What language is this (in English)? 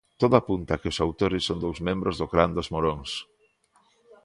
Galician